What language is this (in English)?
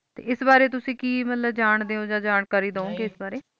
Punjabi